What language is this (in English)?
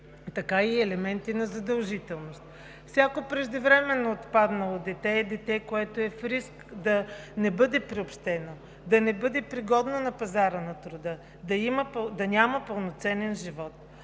Bulgarian